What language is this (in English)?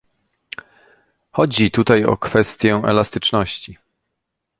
Polish